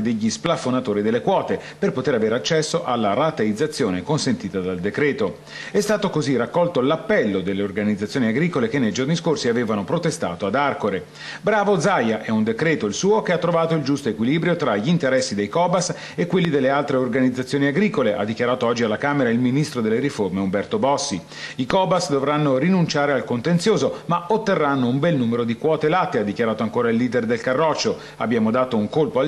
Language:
Italian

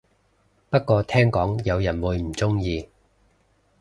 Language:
Cantonese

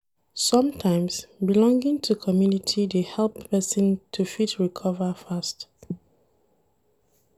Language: Nigerian Pidgin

